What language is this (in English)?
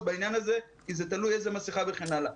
Hebrew